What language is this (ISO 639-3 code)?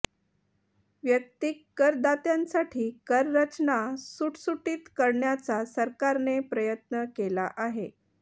mar